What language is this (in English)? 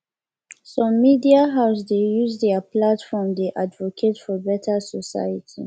Nigerian Pidgin